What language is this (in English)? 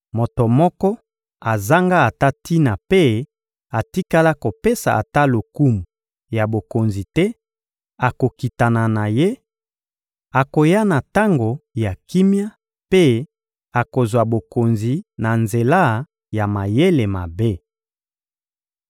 Lingala